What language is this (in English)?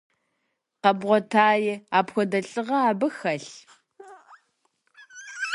Kabardian